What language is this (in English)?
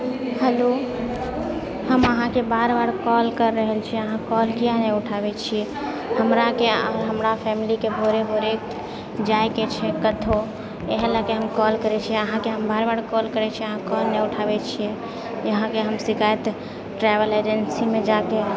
Maithili